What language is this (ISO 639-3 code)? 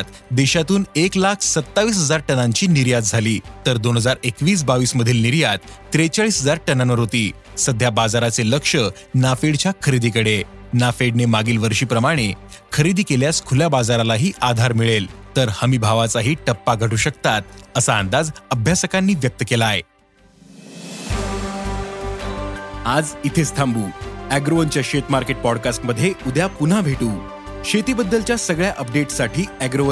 mar